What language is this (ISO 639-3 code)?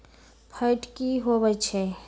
mag